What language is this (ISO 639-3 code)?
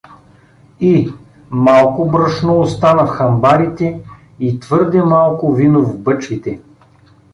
bul